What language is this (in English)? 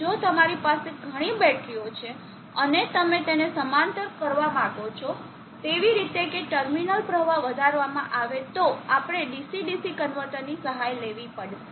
Gujarati